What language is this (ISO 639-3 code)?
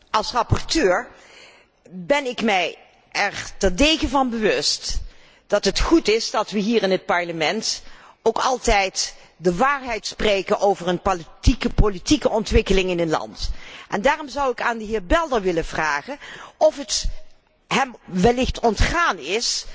nld